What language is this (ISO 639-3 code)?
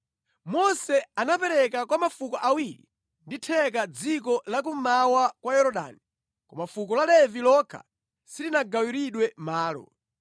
nya